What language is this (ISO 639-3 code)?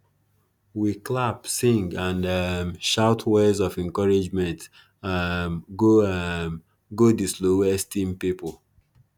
pcm